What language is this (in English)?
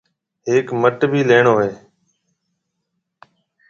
Marwari (Pakistan)